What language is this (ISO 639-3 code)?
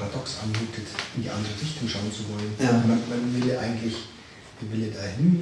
deu